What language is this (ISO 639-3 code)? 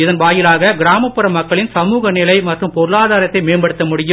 tam